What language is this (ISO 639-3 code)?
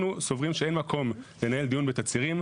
heb